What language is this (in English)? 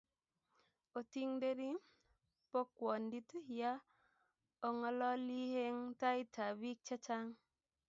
Kalenjin